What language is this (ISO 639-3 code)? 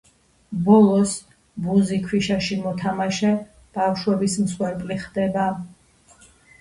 kat